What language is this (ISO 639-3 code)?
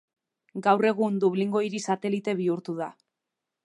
eus